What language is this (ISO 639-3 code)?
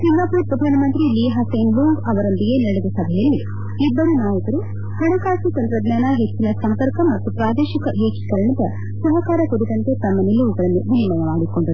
kan